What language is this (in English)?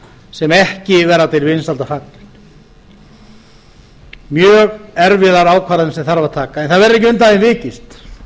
Icelandic